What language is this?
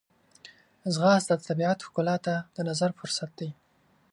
Pashto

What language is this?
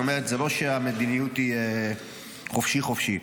Hebrew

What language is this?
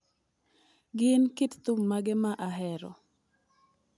Luo (Kenya and Tanzania)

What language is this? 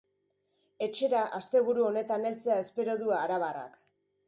Basque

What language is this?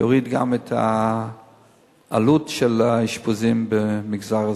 Hebrew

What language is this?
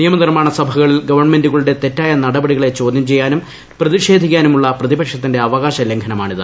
Malayalam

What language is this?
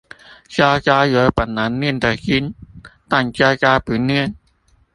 Chinese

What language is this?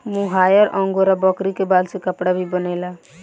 Bhojpuri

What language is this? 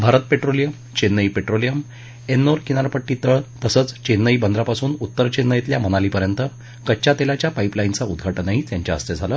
Marathi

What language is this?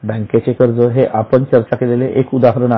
Marathi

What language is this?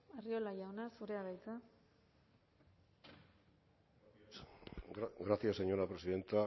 Basque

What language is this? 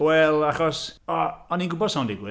Welsh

